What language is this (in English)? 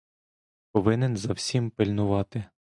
Ukrainian